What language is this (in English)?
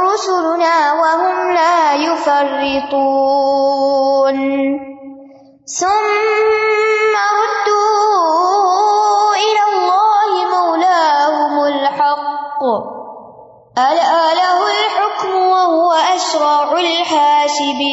Urdu